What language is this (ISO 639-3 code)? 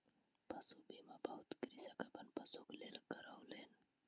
mai